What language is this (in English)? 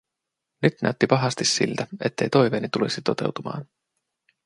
Finnish